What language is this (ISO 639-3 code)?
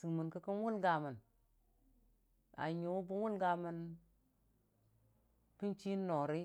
cfa